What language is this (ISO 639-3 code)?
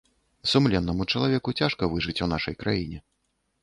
bel